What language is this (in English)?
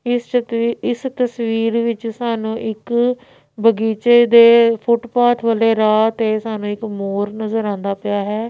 Punjabi